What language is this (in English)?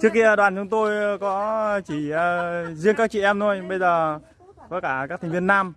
Vietnamese